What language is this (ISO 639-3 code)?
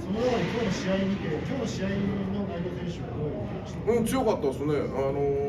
jpn